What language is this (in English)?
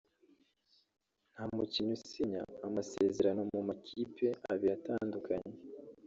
Kinyarwanda